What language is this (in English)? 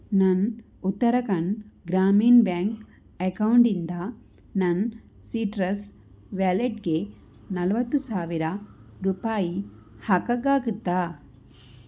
Kannada